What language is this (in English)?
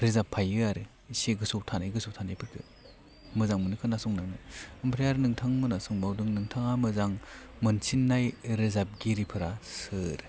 Bodo